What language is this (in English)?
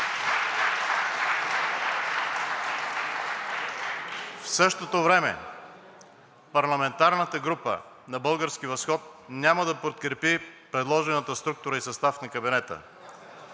Bulgarian